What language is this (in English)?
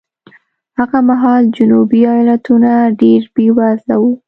Pashto